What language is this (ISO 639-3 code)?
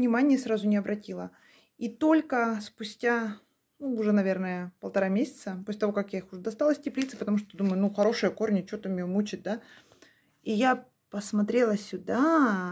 rus